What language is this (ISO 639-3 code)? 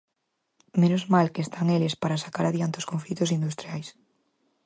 glg